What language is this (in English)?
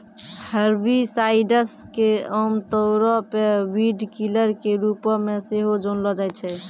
Maithili